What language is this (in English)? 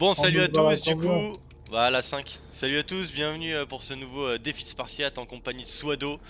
French